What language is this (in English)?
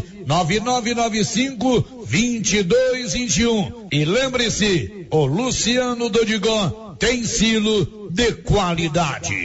Portuguese